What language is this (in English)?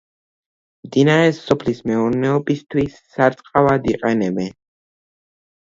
Georgian